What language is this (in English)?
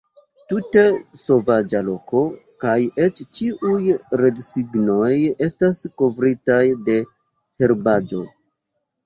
Esperanto